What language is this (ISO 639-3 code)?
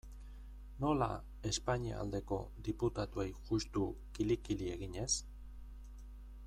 eus